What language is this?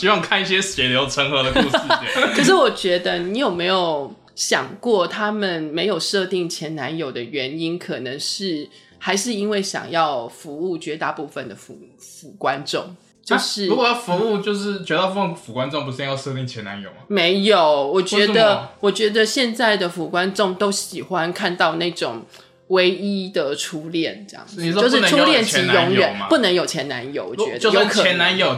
Chinese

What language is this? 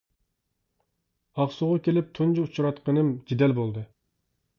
Uyghur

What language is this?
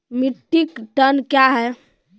Maithili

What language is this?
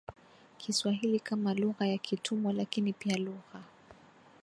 Swahili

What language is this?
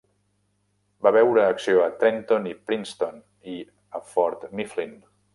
Catalan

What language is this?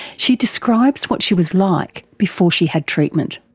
English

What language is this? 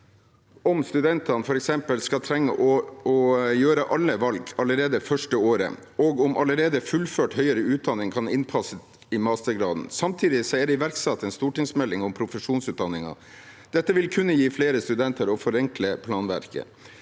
Norwegian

